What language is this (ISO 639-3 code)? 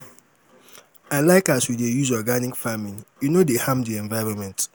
pcm